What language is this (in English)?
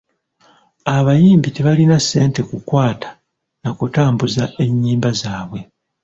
Ganda